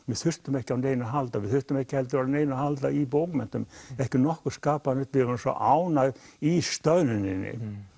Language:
Icelandic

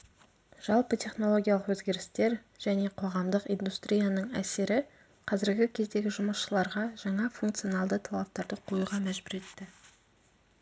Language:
Kazakh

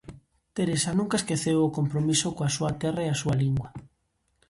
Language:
Galician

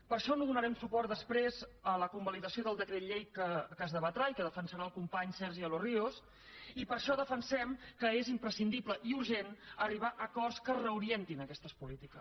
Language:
Catalan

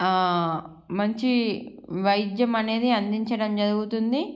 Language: Telugu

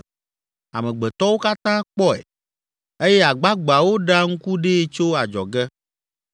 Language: Ewe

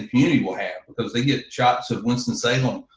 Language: English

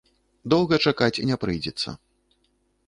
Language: Belarusian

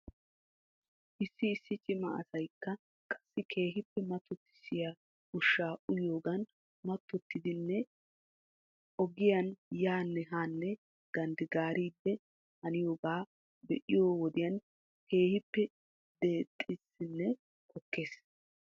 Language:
Wolaytta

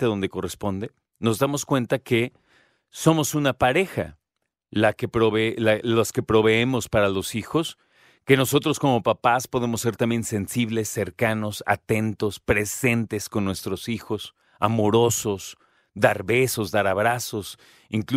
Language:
Spanish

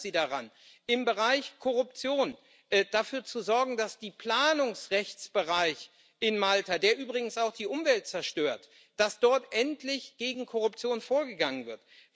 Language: German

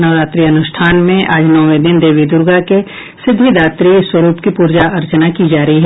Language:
Hindi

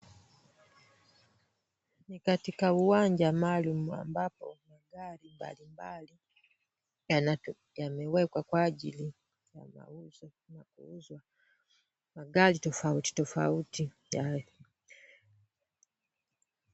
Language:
Swahili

